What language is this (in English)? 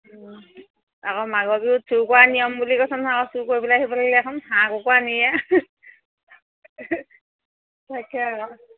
Assamese